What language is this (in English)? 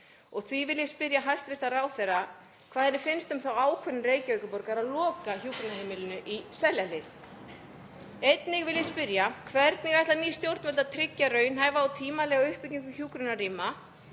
Icelandic